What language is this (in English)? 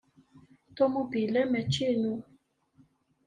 Kabyle